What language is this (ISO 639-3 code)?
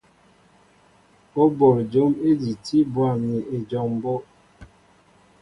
mbo